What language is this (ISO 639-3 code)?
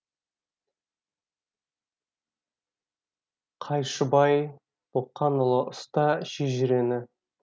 kaz